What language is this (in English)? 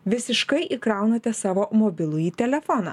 Lithuanian